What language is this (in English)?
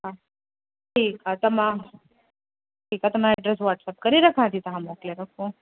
Sindhi